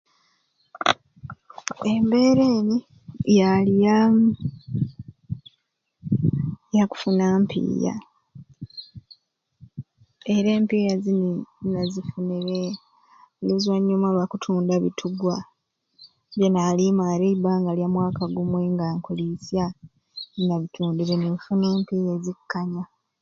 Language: Ruuli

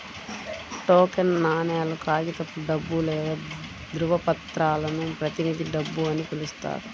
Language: Telugu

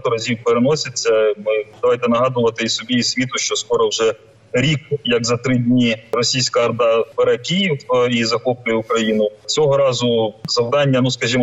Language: Ukrainian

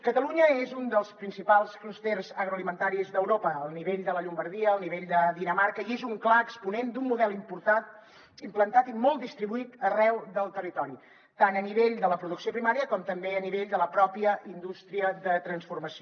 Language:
Catalan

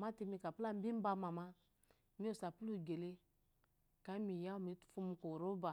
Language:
Eloyi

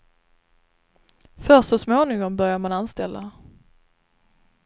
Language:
Swedish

